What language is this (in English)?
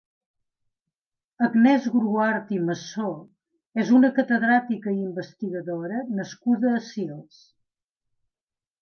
Catalan